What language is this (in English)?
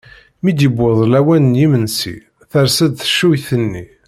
Kabyle